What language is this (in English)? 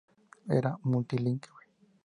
Spanish